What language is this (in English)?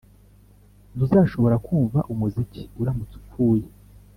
Kinyarwanda